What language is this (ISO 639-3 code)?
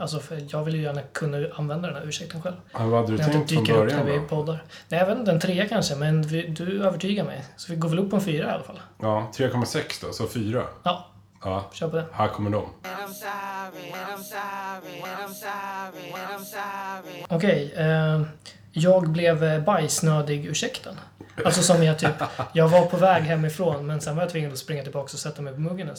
swe